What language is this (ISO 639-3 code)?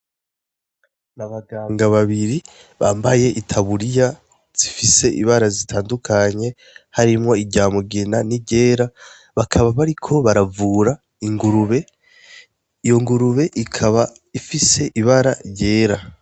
run